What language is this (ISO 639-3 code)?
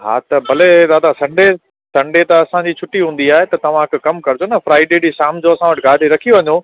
snd